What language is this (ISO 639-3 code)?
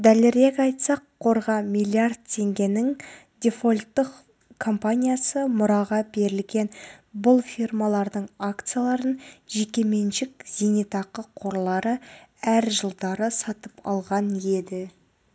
kaz